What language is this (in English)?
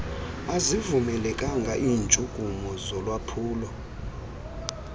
Xhosa